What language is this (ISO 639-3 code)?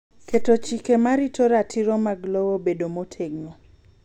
luo